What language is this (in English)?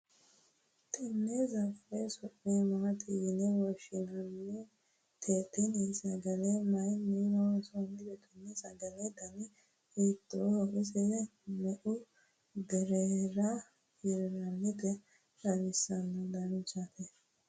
Sidamo